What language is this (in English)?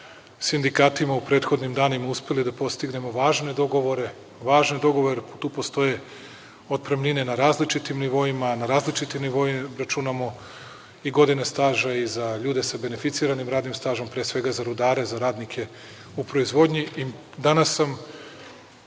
Serbian